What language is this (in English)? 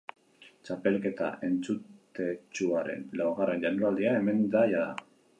Basque